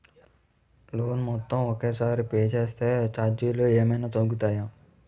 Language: Telugu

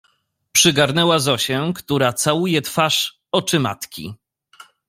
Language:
Polish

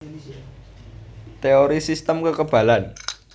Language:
Javanese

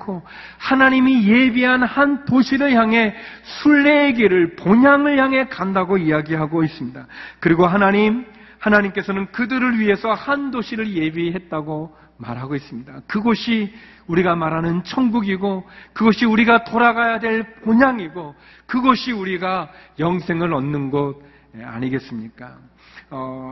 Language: Korean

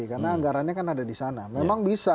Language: Indonesian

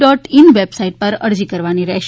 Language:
Gujarati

